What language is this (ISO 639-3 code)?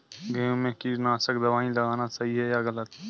hin